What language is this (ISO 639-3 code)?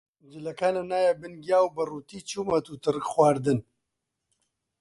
ckb